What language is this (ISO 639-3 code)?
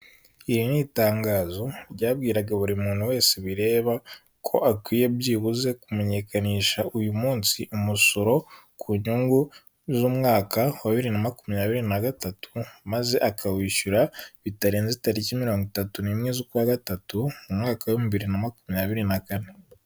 kin